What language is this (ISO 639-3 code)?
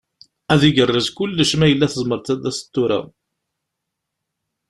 kab